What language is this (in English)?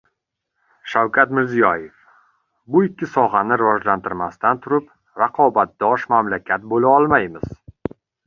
Uzbek